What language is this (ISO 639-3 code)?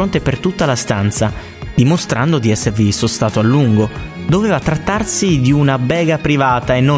ita